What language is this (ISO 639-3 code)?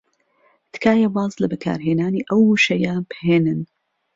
ckb